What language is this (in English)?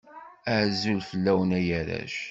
Kabyle